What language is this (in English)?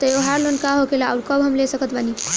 Bhojpuri